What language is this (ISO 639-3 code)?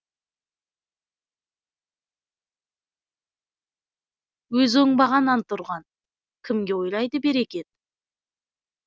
kaz